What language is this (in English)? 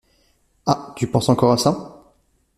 French